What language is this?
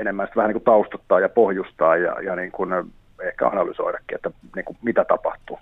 Finnish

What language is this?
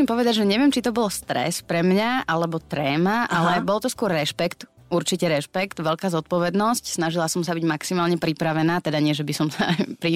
Slovak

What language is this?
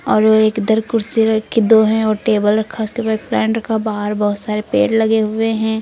Hindi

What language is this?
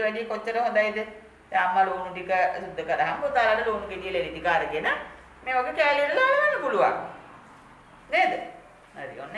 Thai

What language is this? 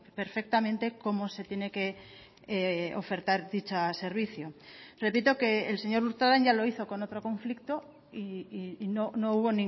Spanish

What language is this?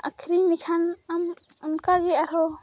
Santali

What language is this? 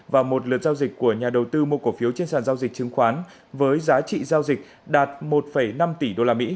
Vietnamese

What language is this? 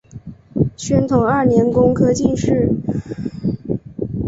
Chinese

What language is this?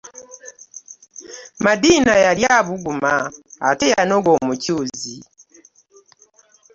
Ganda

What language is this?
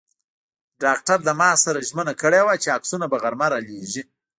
Pashto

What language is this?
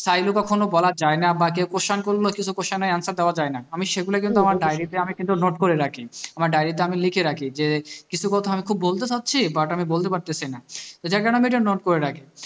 Bangla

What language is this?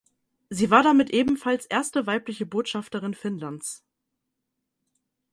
German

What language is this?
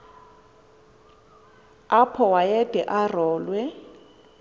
Xhosa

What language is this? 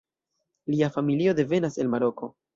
Esperanto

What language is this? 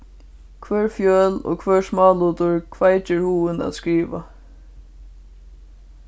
Faroese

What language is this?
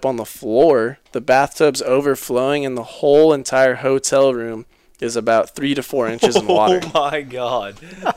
English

